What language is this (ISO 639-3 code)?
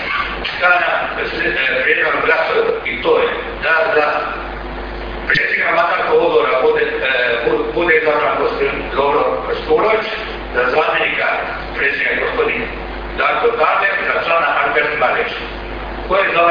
hrv